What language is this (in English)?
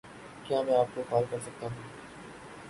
Urdu